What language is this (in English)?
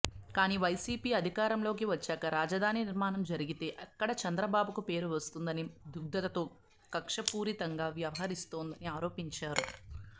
Telugu